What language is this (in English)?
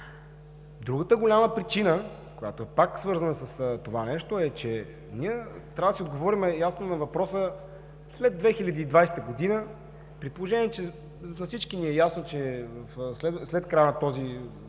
Bulgarian